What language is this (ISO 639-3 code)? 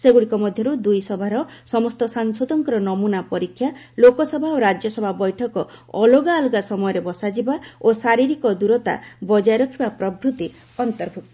ori